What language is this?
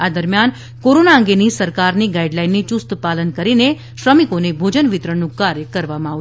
Gujarati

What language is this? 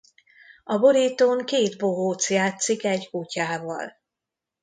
Hungarian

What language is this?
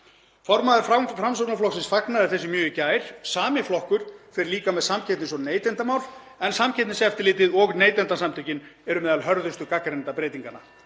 Icelandic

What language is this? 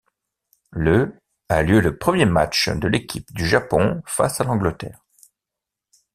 French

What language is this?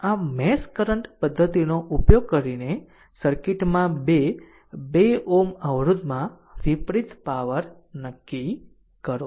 Gujarati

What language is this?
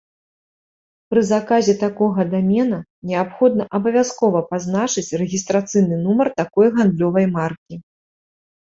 Belarusian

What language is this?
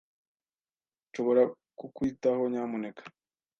Kinyarwanda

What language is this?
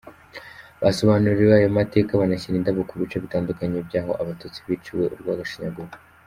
Kinyarwanda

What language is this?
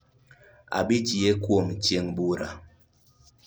Luo (Kenya and Tanzania)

